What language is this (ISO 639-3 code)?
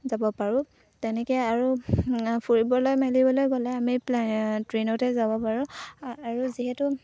asm